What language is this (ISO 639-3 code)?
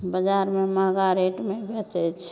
mai